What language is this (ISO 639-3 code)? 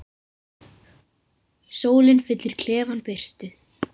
isl